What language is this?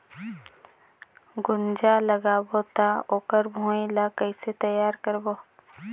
Chhattisgarhi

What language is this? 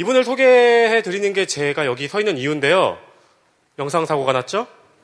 Korean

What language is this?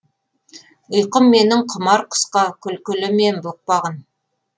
Kazakh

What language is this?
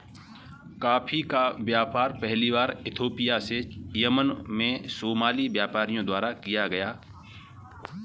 Hindi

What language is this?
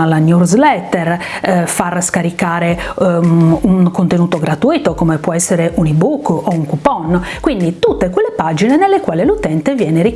Italian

